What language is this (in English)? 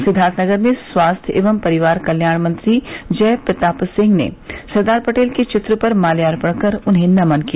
Hindi